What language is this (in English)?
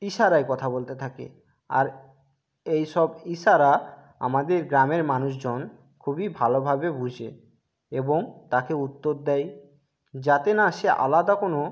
Bangla